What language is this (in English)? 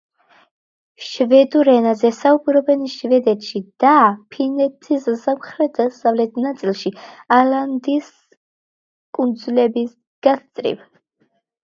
Georgian